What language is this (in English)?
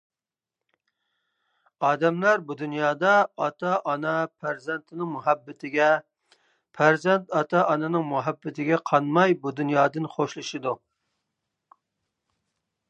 Uyghur